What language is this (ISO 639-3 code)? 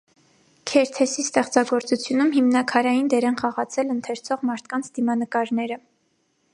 hye